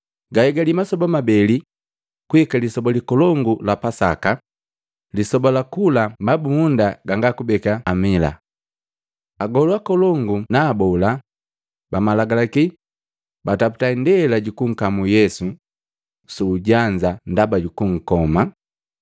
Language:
Matengo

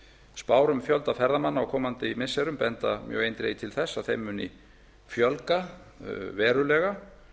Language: Icelandic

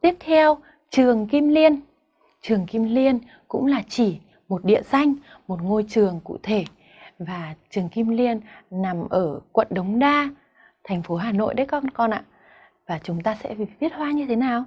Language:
Vietnamese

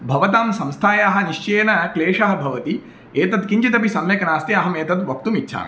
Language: Sanskrit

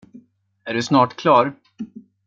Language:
Swedish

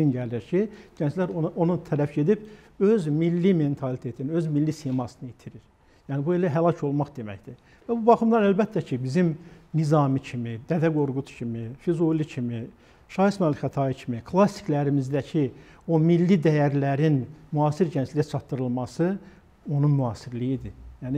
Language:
Turkish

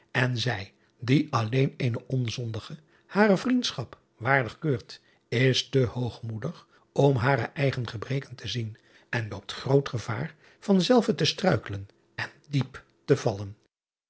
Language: Dutch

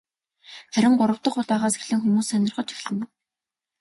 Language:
Mongolian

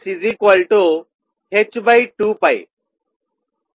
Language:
Telugu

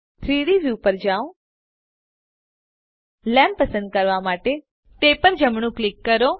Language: Gujarati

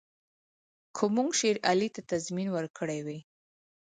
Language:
Pashto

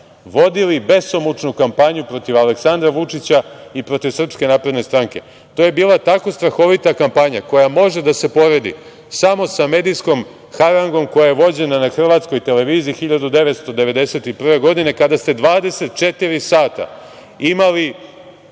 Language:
Serbian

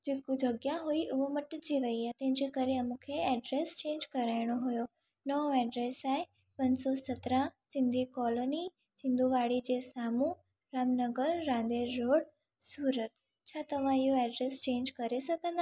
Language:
Sindhi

